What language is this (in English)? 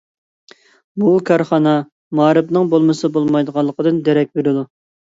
Uyghur